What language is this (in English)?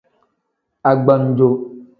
Tem